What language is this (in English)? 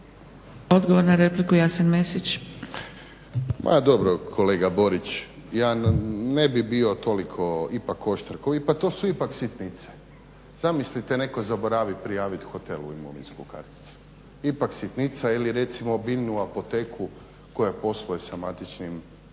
Croatian